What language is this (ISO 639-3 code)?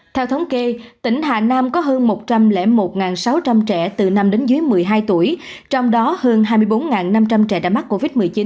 vie